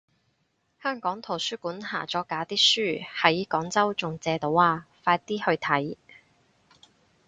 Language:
Cantonese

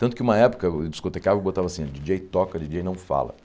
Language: Portuguese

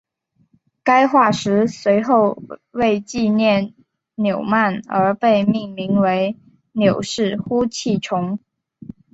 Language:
Chinese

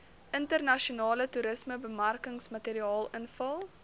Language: Afrikaans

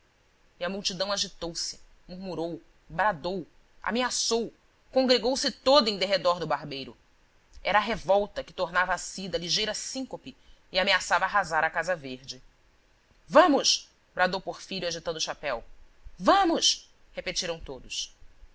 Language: Portuguese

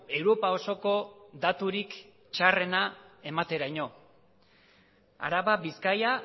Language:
Basque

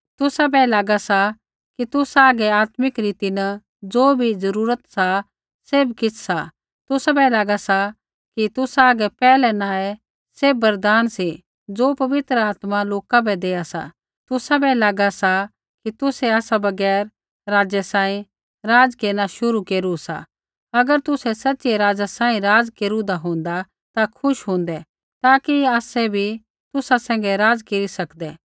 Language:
Kullu Pahari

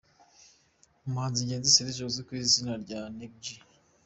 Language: Kinyarwanda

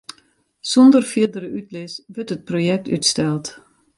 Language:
Western Frisian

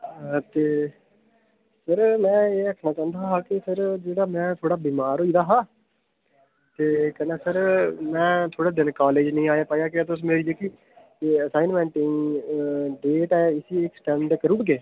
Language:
Dogri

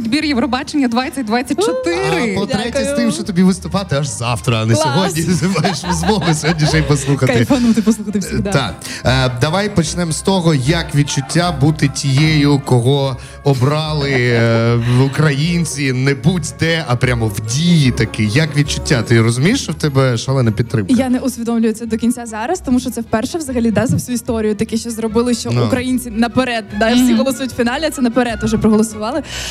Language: Ukrainian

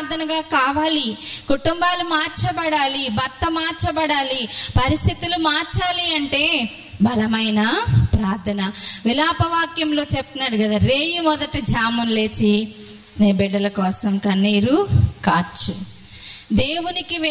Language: Telugu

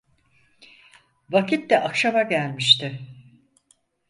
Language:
Turkish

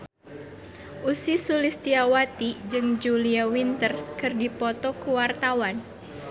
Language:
Sundanese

